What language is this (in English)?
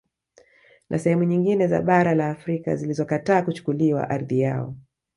Swahili